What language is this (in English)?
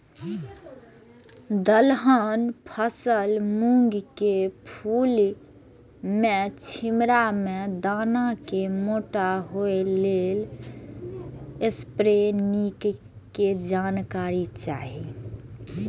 Maithili